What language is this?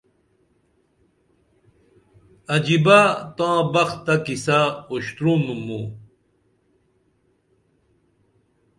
Dameli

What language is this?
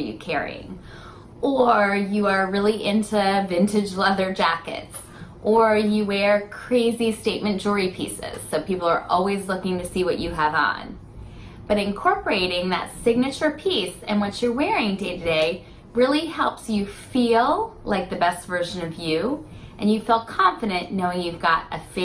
English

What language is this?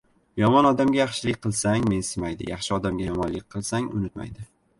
Uzbek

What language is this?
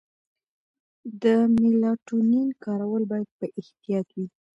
Pashto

